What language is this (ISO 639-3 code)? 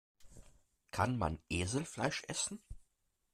deu